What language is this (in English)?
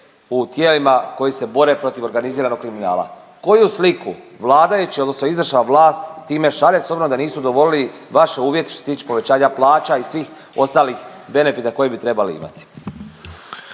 Croatian